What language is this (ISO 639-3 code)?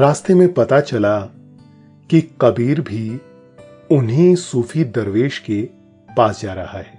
hin